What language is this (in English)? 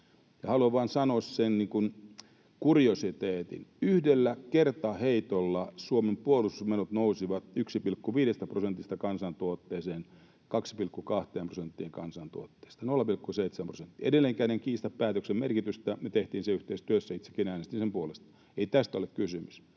Finnish